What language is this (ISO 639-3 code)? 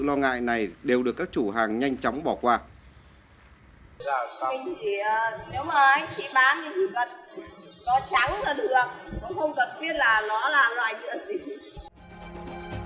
vie